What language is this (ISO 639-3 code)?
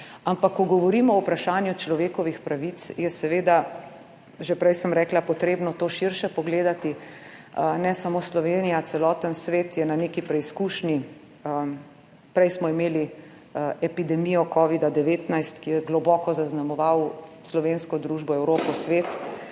slv